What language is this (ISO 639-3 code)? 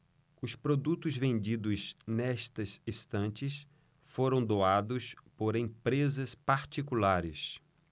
por